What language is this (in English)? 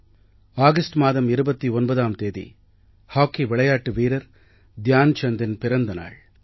Tamil